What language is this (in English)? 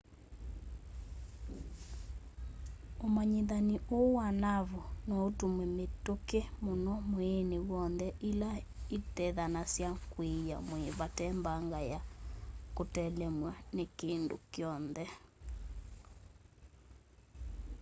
Kamba